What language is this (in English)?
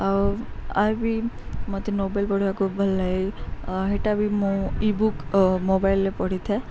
Odia